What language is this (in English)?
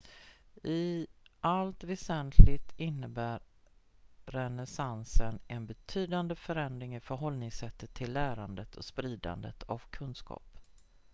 Swedish